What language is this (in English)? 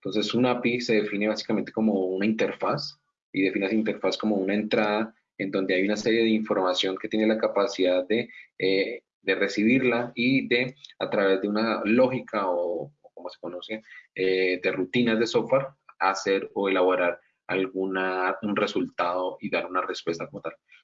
Spanish